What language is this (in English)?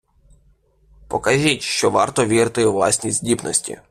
Ukrainian